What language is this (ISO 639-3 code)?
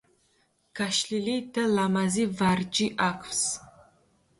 kat